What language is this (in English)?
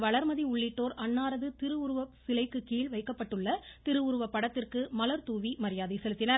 Tamil